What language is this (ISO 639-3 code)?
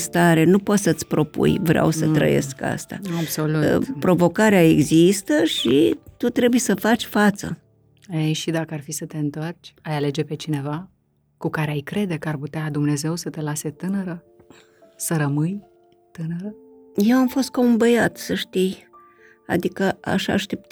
ron